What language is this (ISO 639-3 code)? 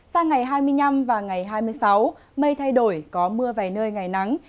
vie